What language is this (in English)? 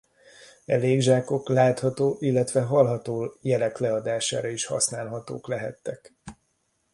Hungarian